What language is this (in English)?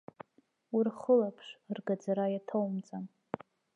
Abkhazian